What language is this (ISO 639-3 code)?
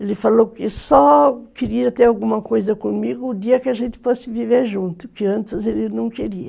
por